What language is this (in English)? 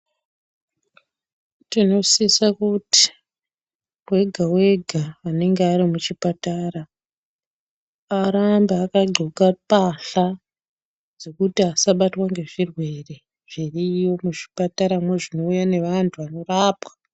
Ndau